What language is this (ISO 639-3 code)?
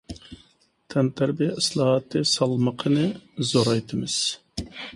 uig